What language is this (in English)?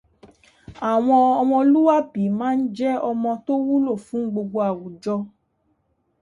Yoruba